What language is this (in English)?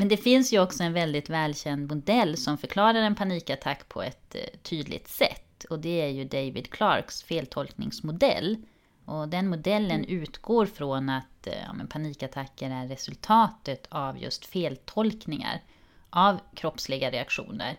Swedish